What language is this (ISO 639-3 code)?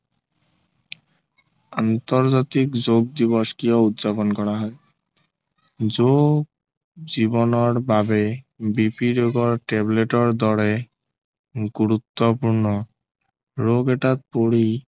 asm